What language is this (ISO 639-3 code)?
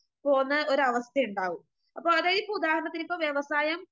mal